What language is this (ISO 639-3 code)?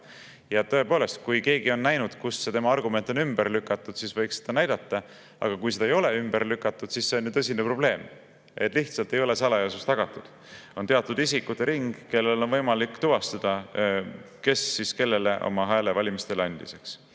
est